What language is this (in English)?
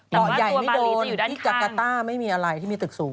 Thai